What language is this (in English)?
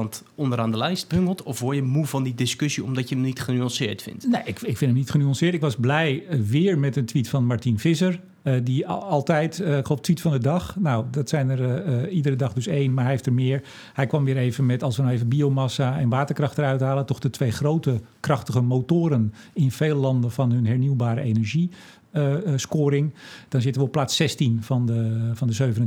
Dutch